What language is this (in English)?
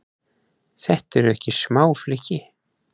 Icelandic